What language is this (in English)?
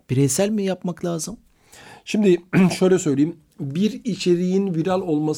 Turkish